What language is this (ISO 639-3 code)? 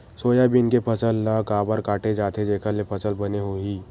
hne